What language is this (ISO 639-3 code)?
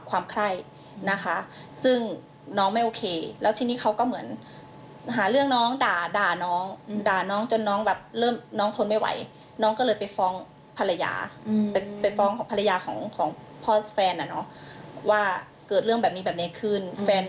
tha